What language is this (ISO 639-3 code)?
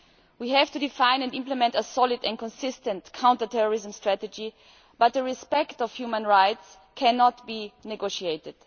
eng